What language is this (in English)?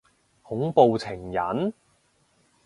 Cantonese